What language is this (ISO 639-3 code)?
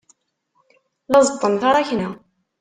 kab